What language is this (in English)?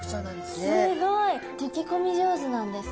Japanese